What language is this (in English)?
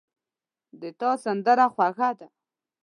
Pashto